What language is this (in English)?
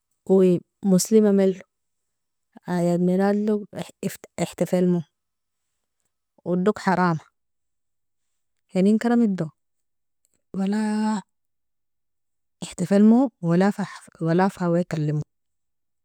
Nobiin